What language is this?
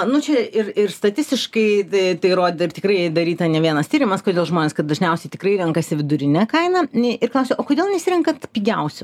Lithuanian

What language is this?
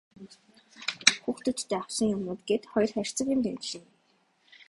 Mongolian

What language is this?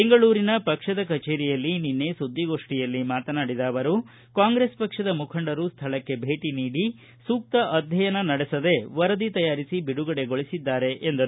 Kannada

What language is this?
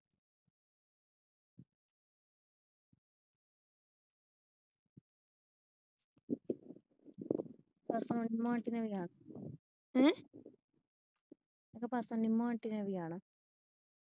Punjabi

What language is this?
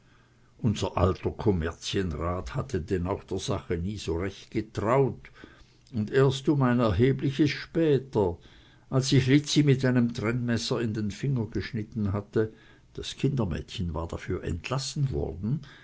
German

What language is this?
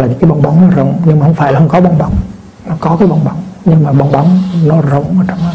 Vietnamese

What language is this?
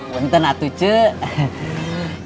Indonesian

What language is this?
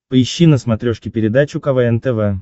Russian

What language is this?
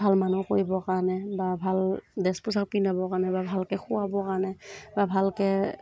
Assamese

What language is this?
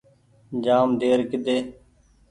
Goaria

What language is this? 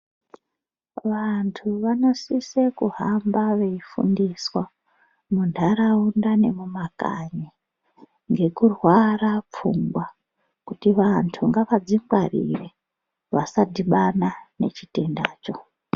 Ndau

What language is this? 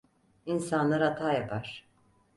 Turkish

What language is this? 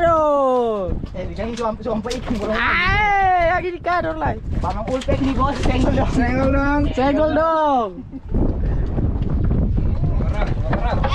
Indonesian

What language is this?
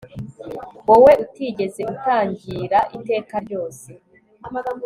Kinyarwanda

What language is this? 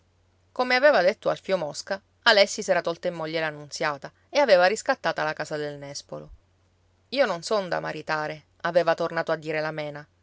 Italian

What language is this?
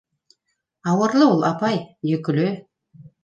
Bashkir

